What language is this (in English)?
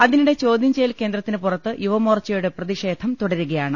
Malayalam